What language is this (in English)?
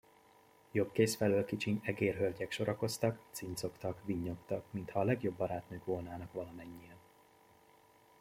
Hungarian